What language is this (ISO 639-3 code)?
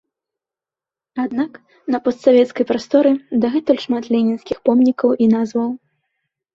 bel